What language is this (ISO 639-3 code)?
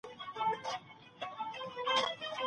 pus